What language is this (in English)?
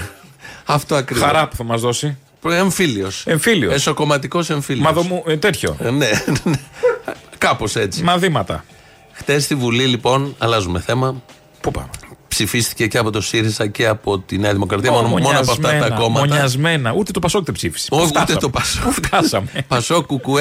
Greek